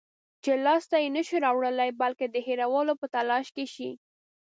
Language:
Pashto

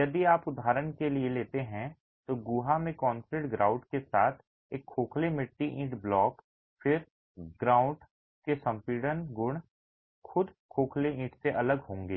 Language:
Hindi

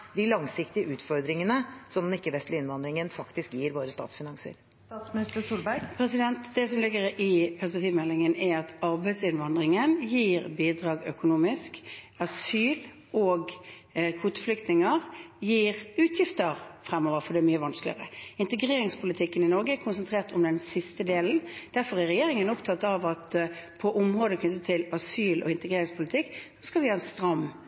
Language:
Norwegian Bokmål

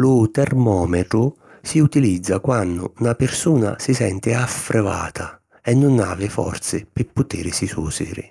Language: Sicilian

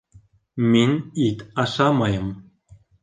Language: Bashkir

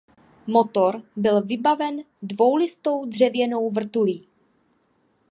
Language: Czech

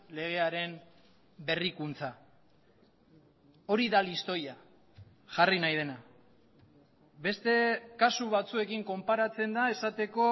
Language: Basque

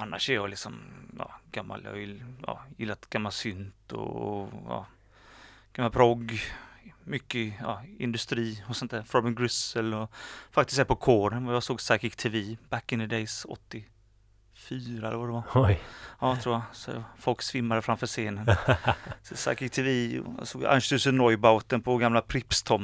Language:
Swedish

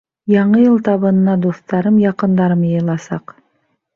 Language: Bashkir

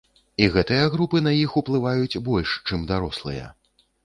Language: Belarusian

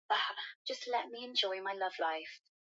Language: Swahili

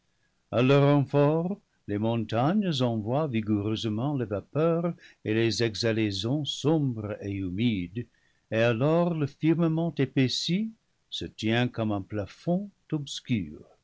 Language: French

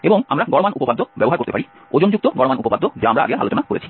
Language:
Bangla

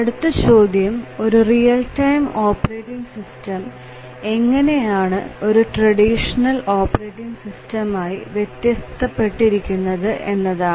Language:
Malayalam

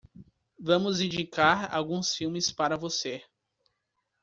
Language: Portuguese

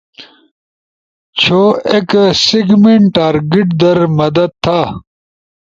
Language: Ushojo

